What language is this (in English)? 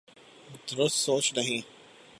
Urdu